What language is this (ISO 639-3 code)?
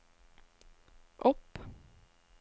nor